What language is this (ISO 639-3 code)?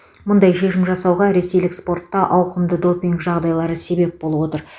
kaz